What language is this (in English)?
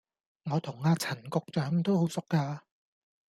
Cantonese